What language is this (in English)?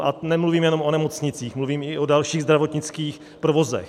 Czech